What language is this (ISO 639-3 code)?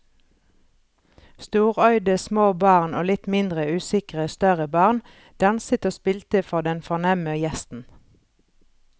nor